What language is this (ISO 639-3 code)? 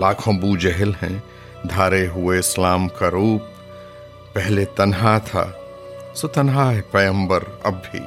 urd